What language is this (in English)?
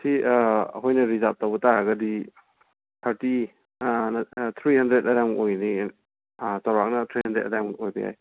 Manipuri